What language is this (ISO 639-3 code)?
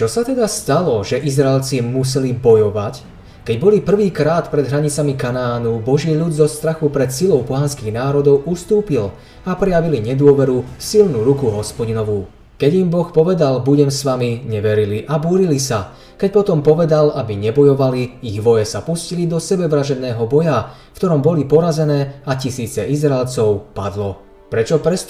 slk